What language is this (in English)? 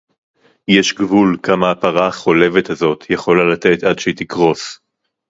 Hebrew